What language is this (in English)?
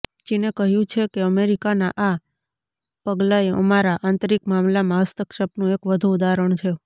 Gujarati